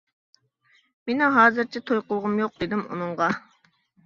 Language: Uyghur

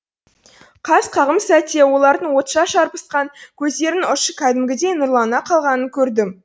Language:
Kazakh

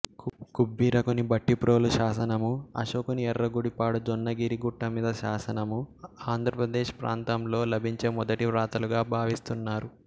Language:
Telugu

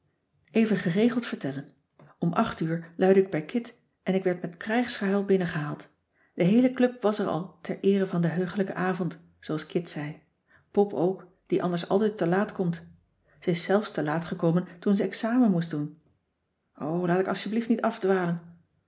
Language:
Dutch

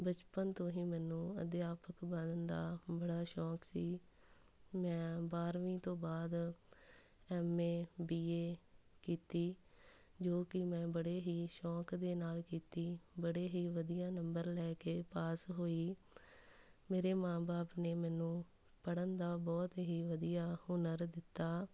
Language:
Punjabi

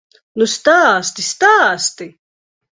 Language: Latvian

